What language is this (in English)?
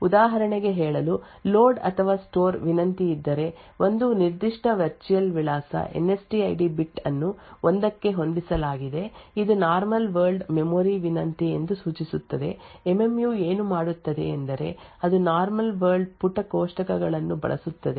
Kannada